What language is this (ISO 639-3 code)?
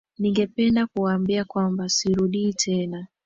swa